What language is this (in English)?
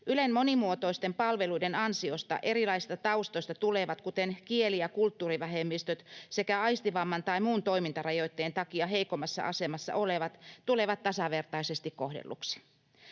Finnish